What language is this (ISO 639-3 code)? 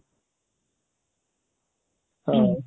ori